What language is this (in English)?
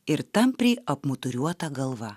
Lithuanian